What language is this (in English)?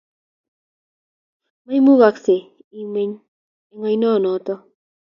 Kalenjin